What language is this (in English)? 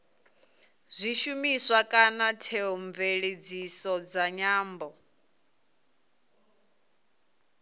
Venda